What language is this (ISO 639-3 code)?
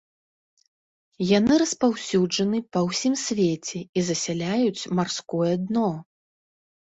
bel